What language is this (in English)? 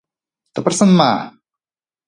Bashkir